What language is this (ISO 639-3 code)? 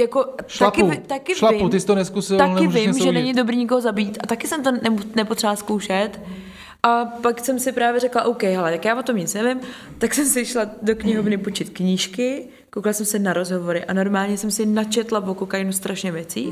ces